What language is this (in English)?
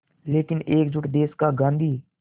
Hindi